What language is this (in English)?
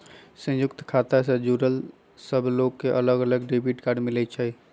Magahi